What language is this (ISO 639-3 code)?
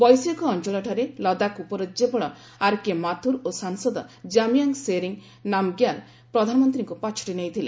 ori